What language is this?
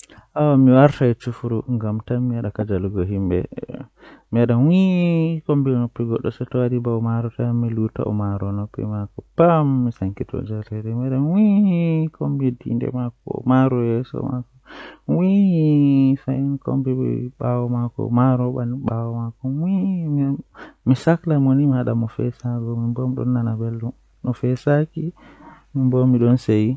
Western Niger Fulfulde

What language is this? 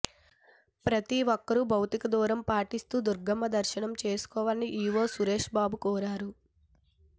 Telugu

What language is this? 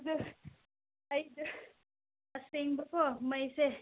Manipuri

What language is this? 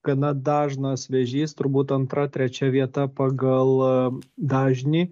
Lithuanian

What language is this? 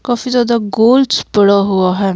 Hindi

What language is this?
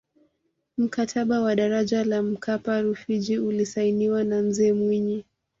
Swahili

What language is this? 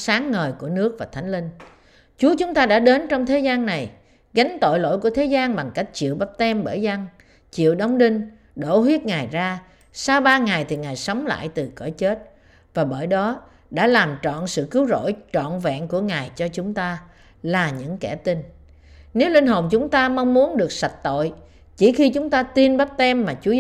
Vietnamese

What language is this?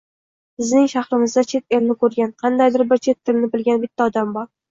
Uzbek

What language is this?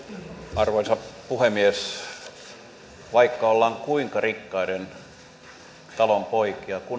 Finnish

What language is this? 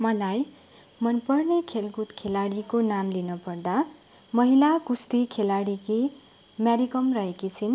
Nepali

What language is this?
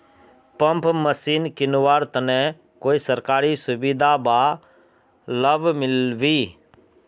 Magahi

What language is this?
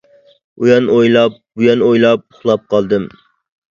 Uyghur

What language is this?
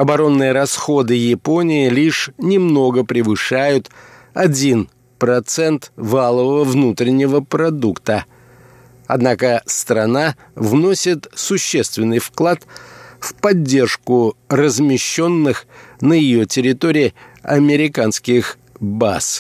Russian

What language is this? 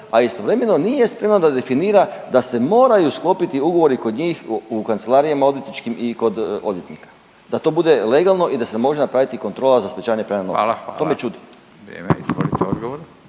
Croatian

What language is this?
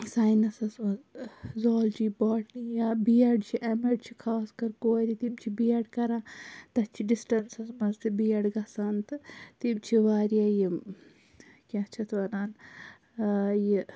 Kashmiri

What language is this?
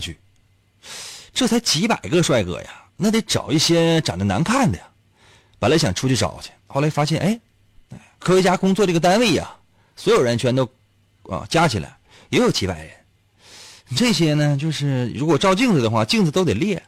Chinese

